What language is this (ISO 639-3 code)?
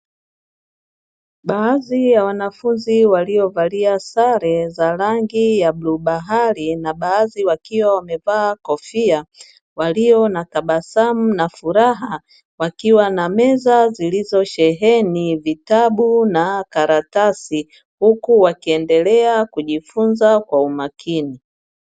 swa